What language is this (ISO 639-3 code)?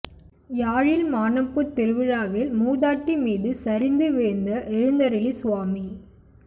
tam